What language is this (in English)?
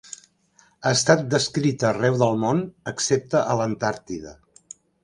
Catalan